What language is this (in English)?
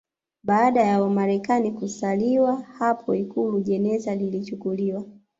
Swahili